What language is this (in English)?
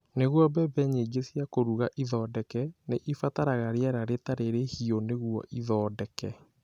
Kikuyu